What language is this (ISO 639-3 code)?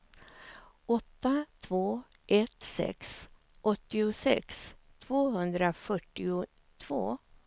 swe